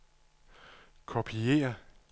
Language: Danish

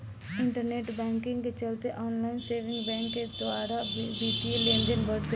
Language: Bhojpuri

